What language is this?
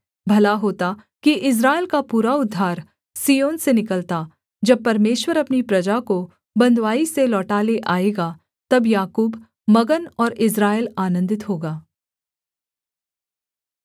Hindi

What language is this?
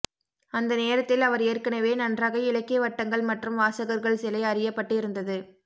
Tamil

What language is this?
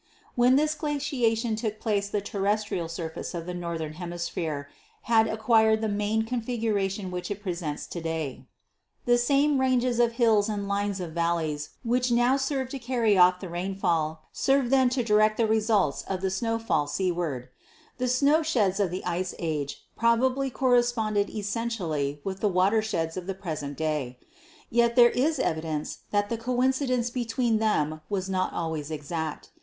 English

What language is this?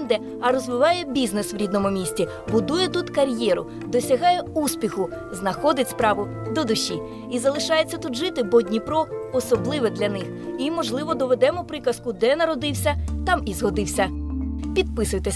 Ukrainian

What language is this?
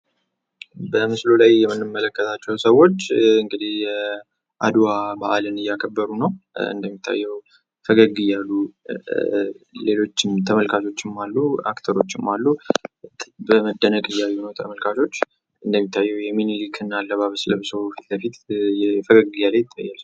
Amharic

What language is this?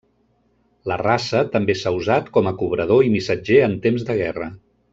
Catalan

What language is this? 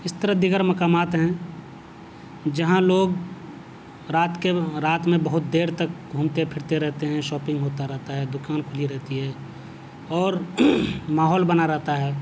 Urdu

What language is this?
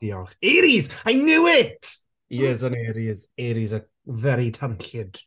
Welsh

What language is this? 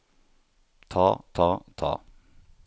Norwegian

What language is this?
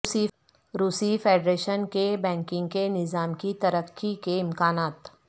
Urdu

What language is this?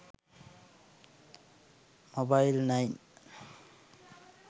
Sinhala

